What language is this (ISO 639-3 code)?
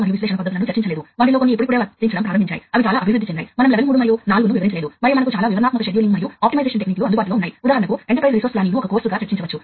tel